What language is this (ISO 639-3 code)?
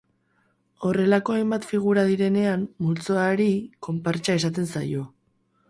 eus